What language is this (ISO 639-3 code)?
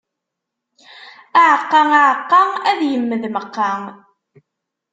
kab